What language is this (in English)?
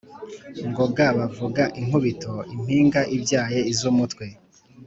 Kinyarwanda